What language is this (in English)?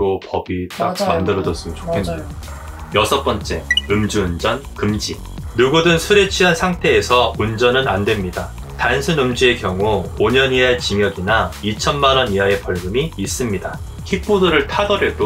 Korean